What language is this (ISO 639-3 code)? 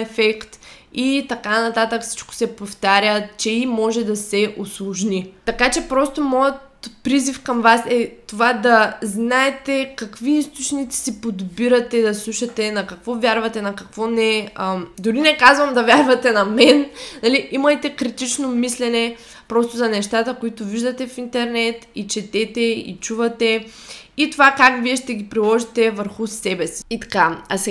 bul